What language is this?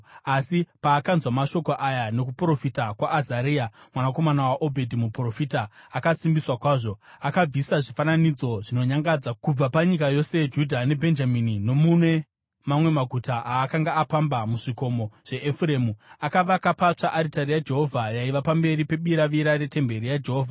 Shona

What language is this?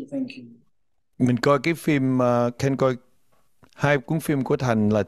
Vietnamese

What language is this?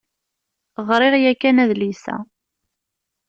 Kabyle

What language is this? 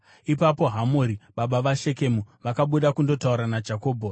Shona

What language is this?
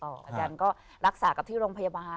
Thai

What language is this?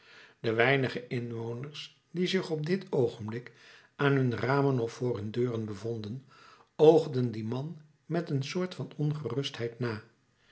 Dutch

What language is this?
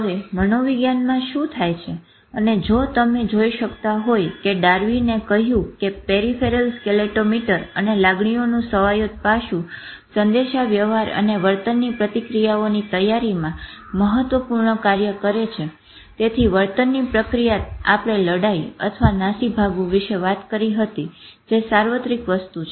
Gujarati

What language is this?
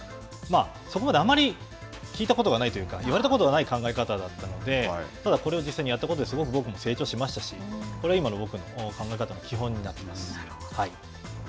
Japanese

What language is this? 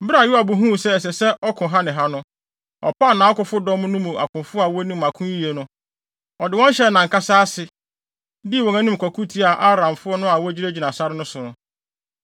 Akan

